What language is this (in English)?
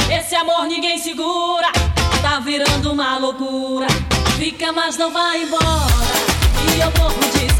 Italian